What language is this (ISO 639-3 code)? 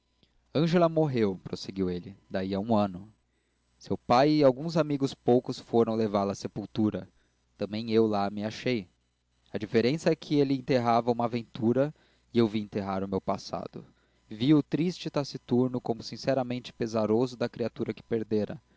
por